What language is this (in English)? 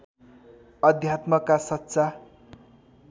Nepali